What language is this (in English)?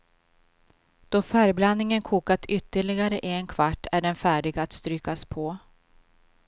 Swedish